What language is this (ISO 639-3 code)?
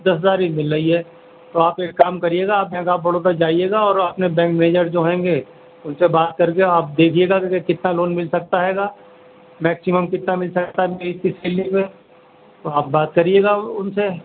urd